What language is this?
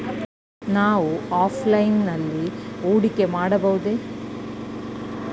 Kannada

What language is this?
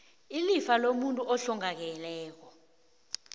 South Ndebele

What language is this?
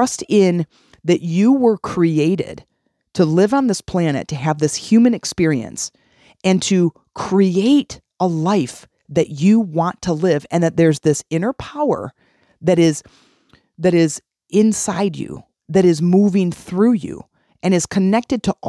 English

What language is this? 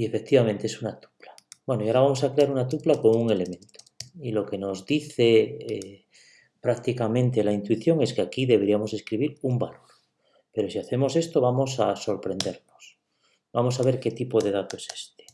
Spanish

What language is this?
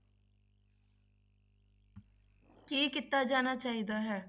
Punjabi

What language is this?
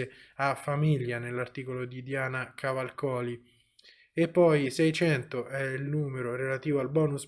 Italian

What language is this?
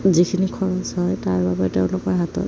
Assamese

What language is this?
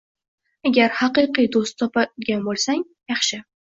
Uzbek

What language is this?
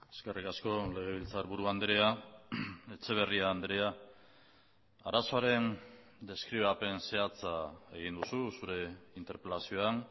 Basque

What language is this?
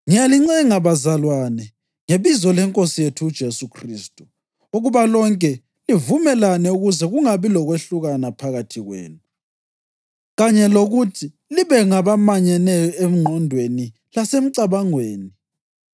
North Ndebele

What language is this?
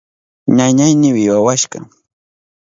Southern Pastaza Quechua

